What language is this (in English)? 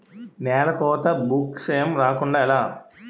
Telugu